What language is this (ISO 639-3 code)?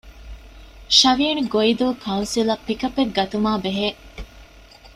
div